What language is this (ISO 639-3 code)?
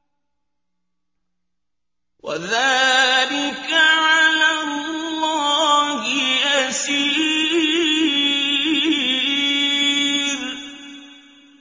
ara